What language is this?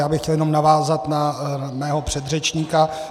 Czech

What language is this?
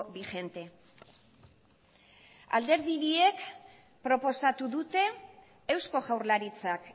Basque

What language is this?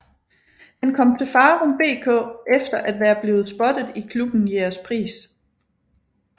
Danish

